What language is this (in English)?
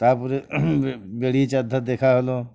Bangla